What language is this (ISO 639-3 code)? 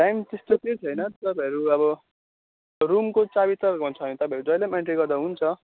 nep